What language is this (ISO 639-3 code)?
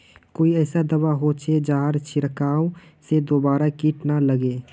mag